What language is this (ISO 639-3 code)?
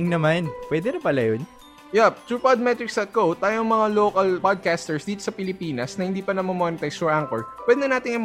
fil